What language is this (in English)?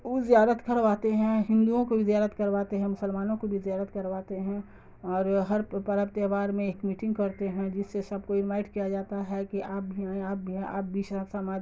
Urdu